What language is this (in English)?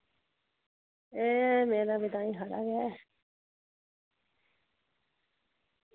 Dogri